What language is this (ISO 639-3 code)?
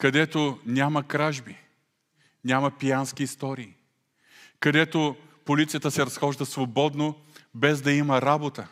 bul